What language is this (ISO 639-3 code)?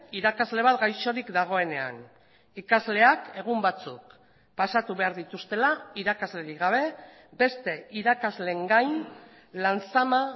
eus